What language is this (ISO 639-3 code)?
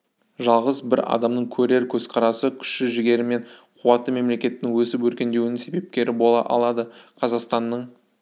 kaz